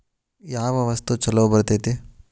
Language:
Kannada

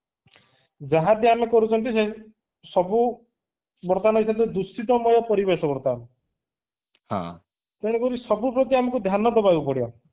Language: Odia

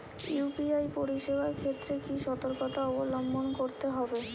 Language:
Bangla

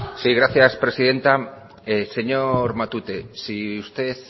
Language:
Spanish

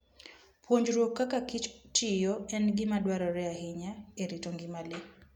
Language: Luo (Kenya and Tanzania)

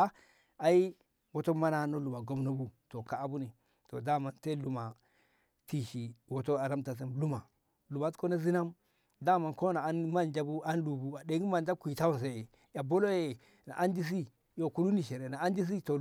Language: Ngamo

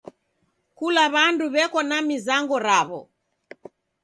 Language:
Taita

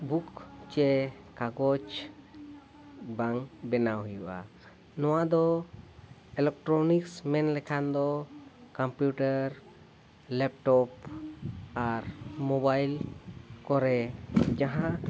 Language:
Santali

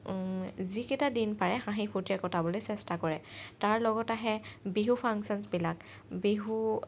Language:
Assamese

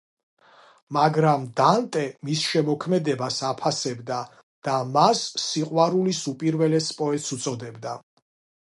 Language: Georgian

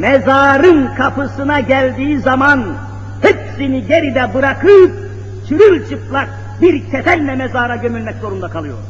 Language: Turkish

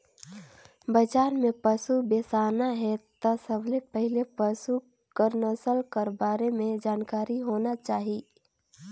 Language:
Chhattisgarhi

